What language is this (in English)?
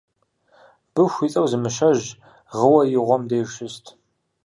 Kabardian